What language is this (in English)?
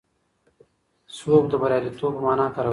Pashto